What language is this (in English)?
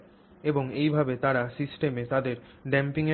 Bangla